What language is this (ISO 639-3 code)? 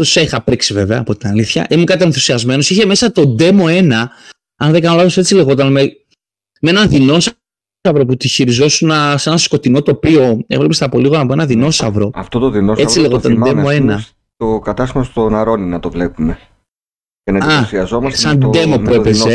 ell